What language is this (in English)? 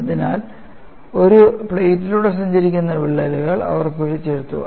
Malayalam